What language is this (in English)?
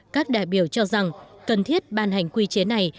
Vietnamese